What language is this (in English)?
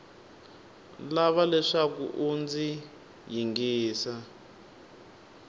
Tsonga